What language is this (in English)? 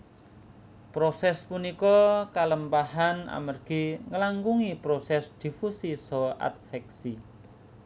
Javanese